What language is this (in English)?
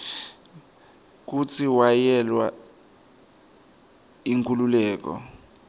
Swati